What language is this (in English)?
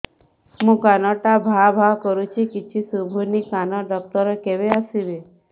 Odia